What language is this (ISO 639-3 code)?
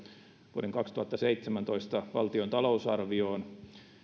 fin